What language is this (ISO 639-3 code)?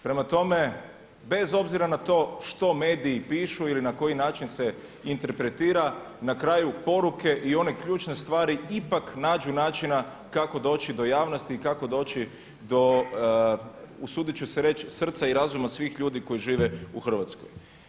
hrv